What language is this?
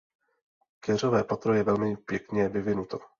Czech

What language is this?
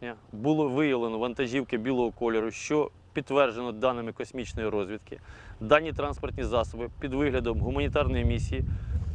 Ukrainian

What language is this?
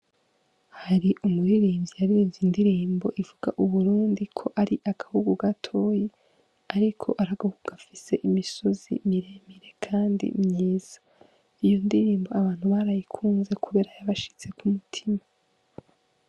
Rundi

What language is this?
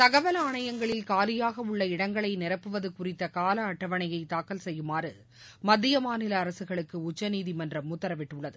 Tamil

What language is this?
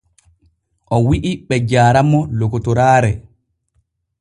Borgu Fulfulde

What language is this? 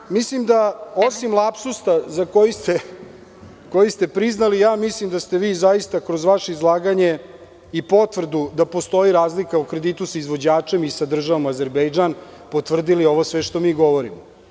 Serbian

